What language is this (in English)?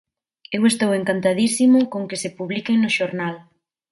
Galician